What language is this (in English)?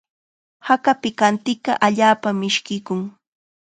Chiquián Ancash Quechua